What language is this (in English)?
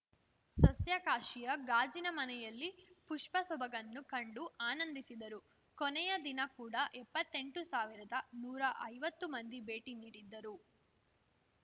Kannada